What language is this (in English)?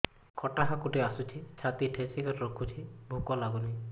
Odia